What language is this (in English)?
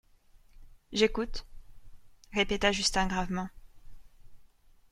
French